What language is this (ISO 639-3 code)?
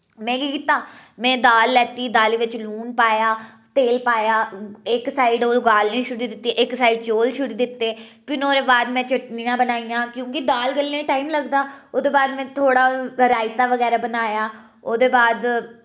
doi